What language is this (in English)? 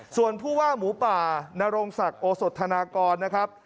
Thai